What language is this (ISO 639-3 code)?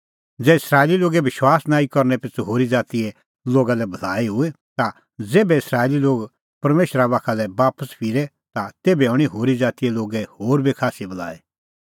kfx